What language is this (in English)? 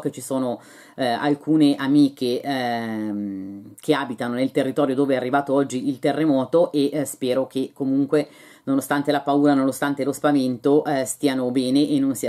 Italian